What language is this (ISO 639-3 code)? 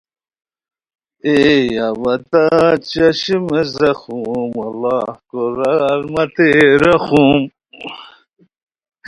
khw